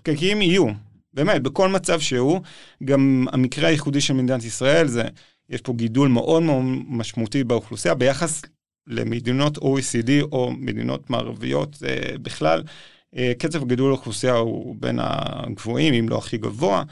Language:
Hebrew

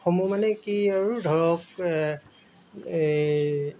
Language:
Assamese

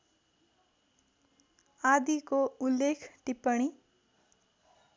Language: Nepali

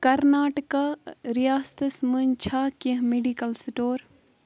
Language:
Kashmiri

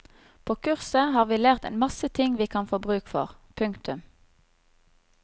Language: Norwegian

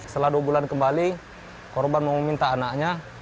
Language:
Indonesian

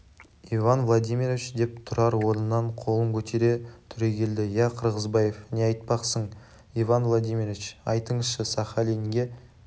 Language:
Kazakh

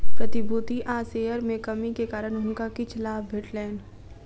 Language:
Maithili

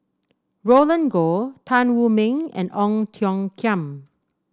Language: English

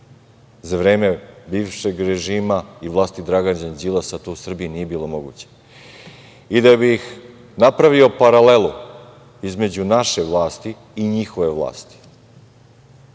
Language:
Serbian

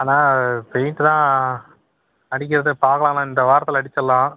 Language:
Tamil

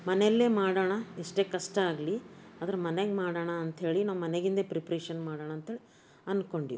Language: Kannada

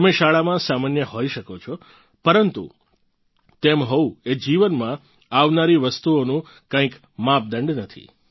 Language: Gujarati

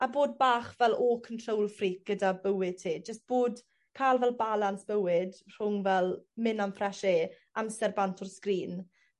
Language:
Welsh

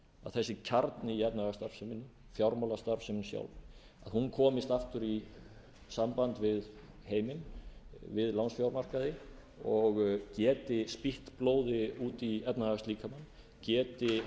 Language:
Icelandic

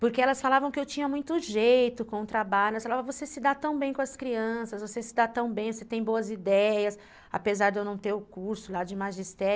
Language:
Portuguese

